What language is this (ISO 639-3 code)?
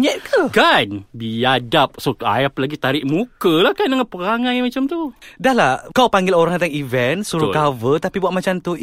msa